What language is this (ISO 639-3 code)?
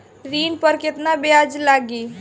bho